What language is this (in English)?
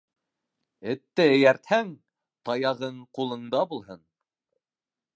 Bashkir